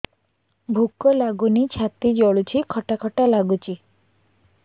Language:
Odia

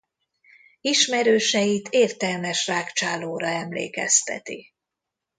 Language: Hungarian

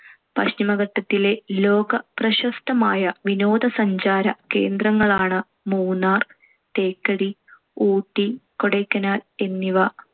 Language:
Malayalam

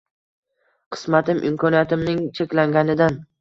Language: Uzbek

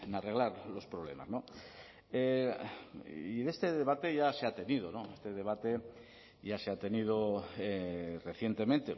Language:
Spanish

